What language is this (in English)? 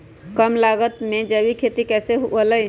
Magahi